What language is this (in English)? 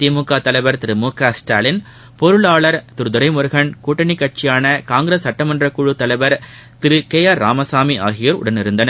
Tamil